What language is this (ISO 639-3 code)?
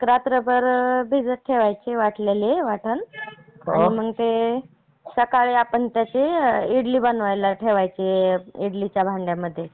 mar